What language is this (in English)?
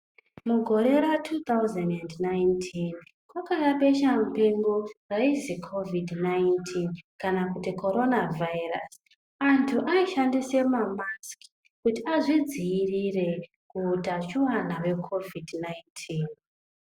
Ndau